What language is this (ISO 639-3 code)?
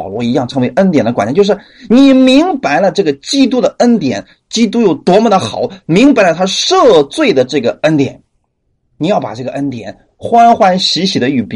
zho